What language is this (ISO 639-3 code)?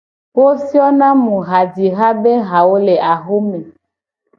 gej